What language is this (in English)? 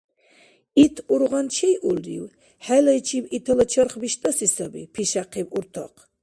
Dargwa